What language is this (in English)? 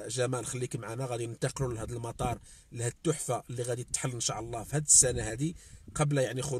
Arabic